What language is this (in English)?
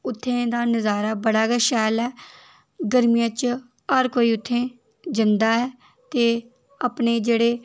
Dogri